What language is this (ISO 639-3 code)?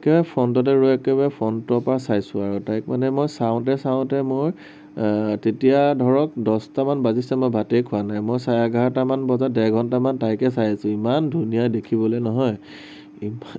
asm